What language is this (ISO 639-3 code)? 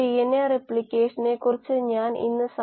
mal